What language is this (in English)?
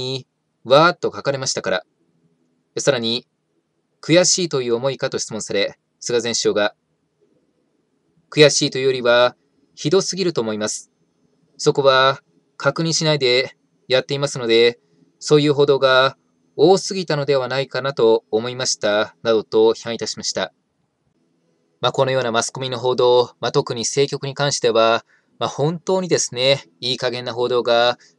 Japanese